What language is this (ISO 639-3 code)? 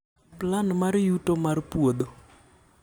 luo